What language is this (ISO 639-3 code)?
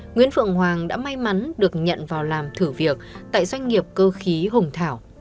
vie